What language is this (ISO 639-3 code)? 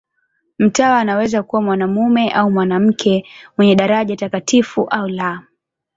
swa